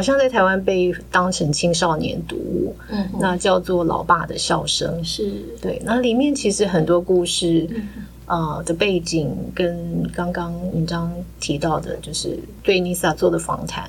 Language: Chinese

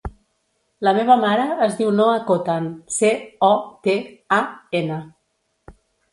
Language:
Catalan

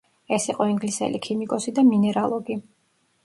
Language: Georgian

